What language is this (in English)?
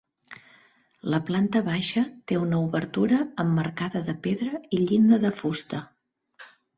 Catalan